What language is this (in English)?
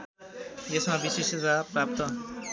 Nepali